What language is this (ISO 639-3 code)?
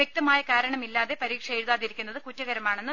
mal